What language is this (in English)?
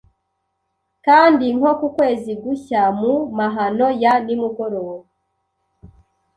Kinyarwanda